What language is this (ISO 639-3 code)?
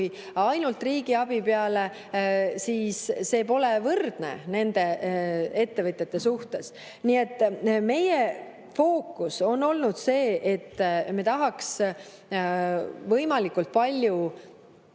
est